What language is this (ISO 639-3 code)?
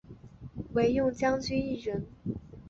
zho